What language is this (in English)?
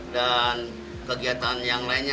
Indonesian